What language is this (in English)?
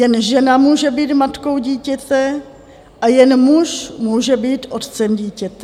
Czech